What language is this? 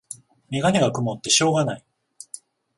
Japanese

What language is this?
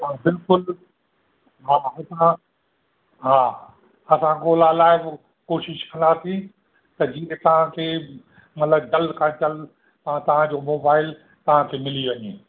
Sindhi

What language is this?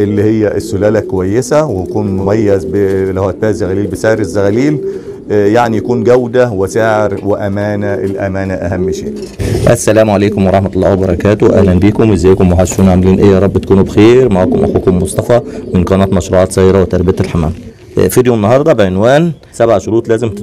Arabic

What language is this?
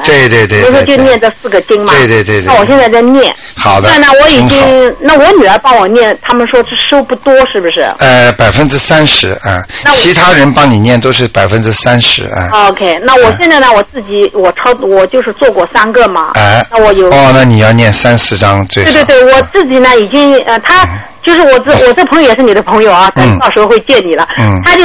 Chinese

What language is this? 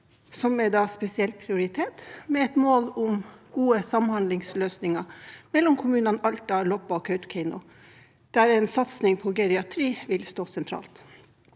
Norwegian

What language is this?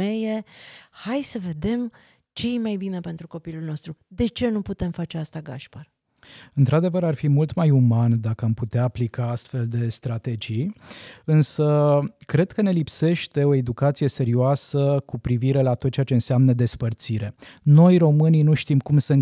Romanian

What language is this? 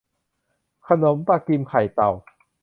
Thai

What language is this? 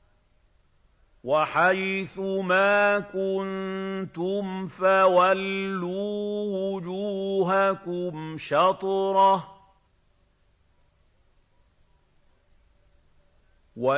Arabic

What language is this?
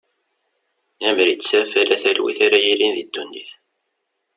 Kabyle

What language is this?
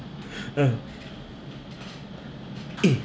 English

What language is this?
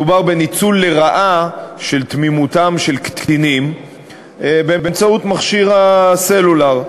Hebrew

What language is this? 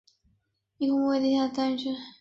Chinese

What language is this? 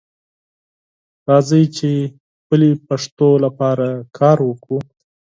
Pashto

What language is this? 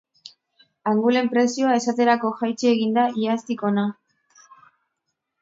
Basque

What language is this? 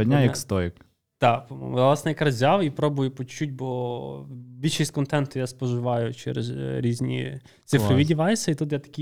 Ukrainian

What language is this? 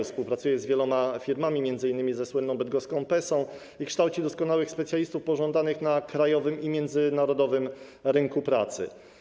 Polish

